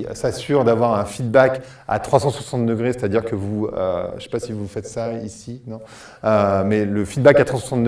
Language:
French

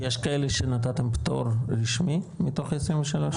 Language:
Hebrew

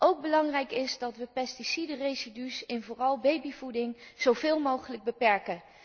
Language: Dutch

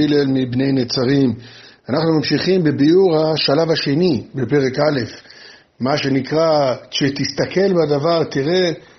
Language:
Hebrew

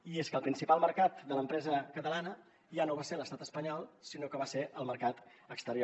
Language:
Catalan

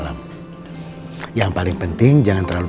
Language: Indonesian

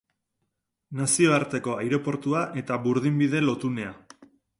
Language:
Basque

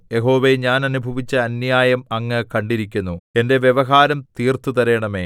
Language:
Malayalam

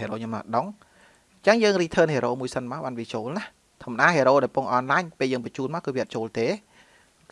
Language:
Vietnamese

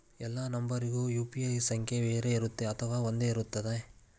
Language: Kannada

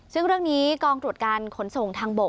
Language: Thai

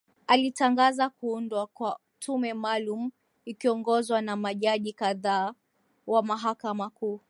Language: Swahili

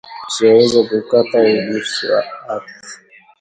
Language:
Swahili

